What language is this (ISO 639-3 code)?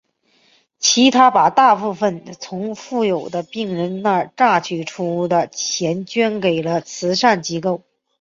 zho